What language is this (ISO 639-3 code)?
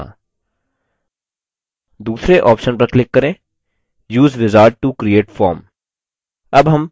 hin